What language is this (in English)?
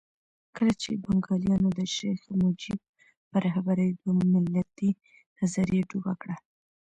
Pashto